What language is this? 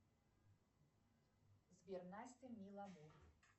Russian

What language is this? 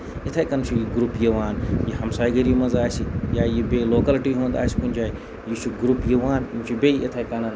Kashmiri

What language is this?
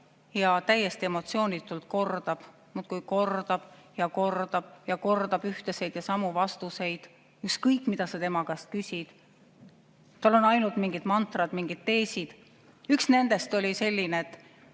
Estonian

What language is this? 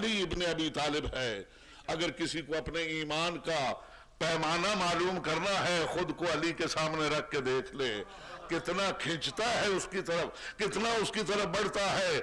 Arabic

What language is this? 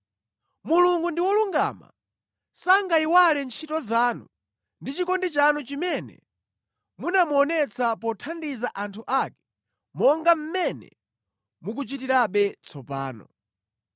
Nyanja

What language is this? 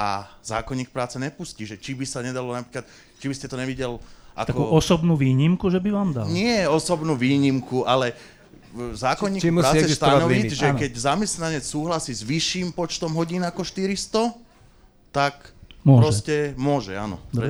Slovak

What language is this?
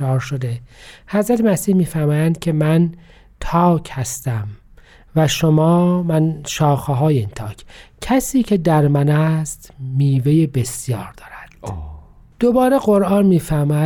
Persian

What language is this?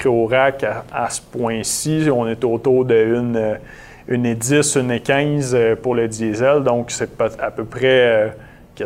French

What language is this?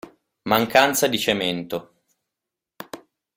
Italian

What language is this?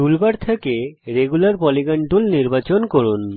Bangla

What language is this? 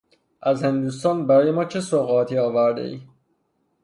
Persian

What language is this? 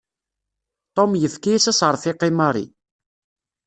Kabyle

